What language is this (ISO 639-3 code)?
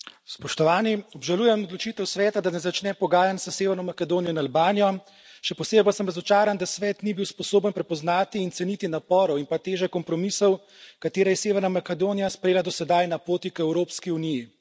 slv